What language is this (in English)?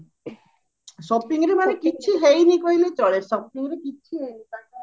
Odia